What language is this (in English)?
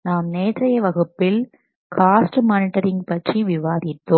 Tamil